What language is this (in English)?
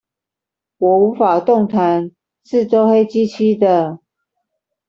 Chinese